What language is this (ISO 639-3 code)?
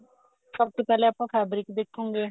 pan